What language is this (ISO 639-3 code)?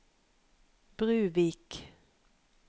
nor